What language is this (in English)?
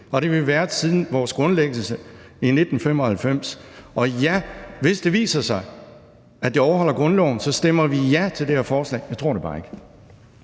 Danish